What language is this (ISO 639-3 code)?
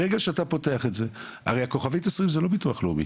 heb